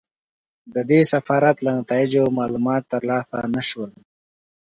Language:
Pashto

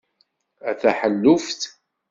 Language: Kabyle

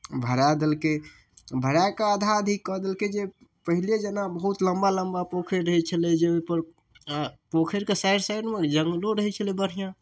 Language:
Maithili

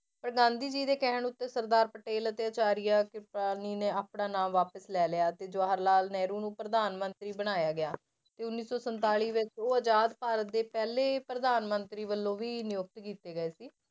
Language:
Punjabi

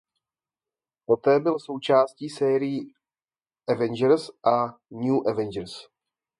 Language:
Czech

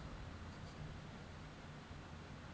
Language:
Bangla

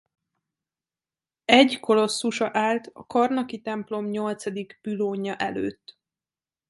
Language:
Hungarian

